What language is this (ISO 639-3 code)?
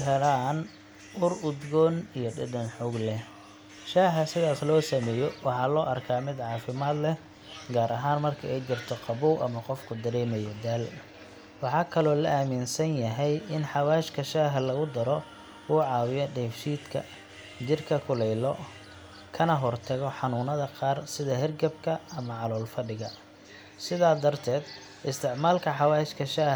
som